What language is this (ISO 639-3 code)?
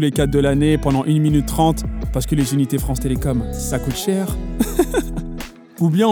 fra